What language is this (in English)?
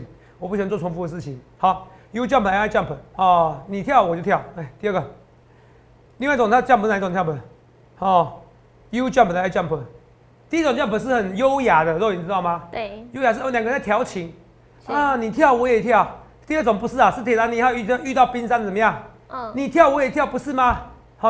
Chinese